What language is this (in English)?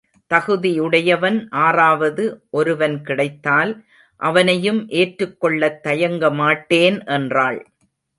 Tamil